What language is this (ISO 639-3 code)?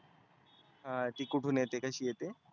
mar